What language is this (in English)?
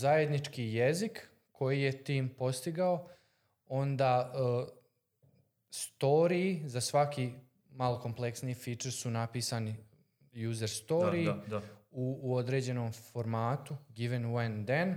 Croatian